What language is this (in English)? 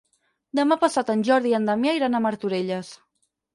Catalan